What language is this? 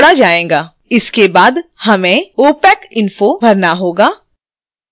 Hindi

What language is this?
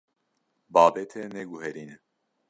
Kurdish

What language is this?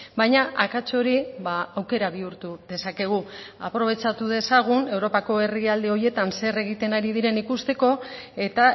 Basque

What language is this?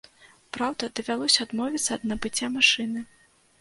Belarusian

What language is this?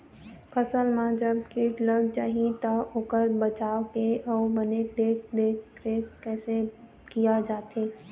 Chhattisgarhi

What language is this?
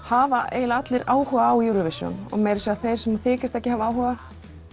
Icelandic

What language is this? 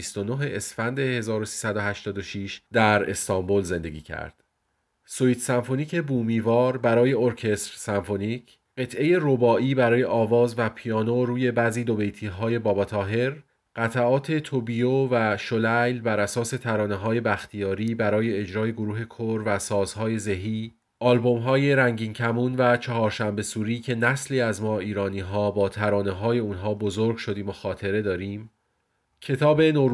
Persian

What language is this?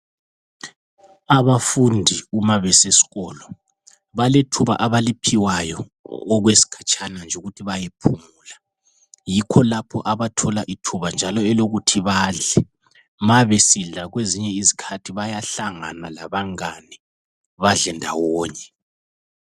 North Ndebele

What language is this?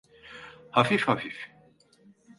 Turkish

